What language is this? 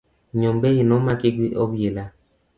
Luo (Kenya and Tanzania)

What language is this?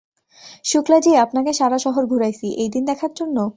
Bangla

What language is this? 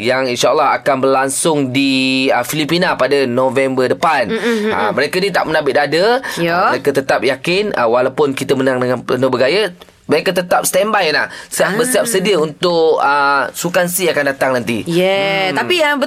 Malay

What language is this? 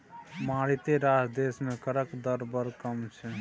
Maithili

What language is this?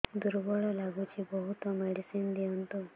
Odia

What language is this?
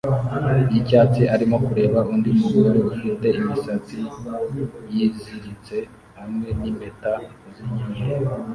Kinyarwanda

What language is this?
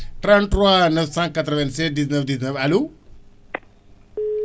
Fula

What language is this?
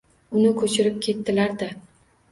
Uzbek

